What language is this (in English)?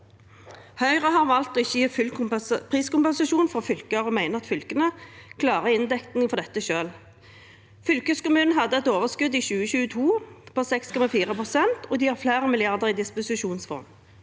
Norwegian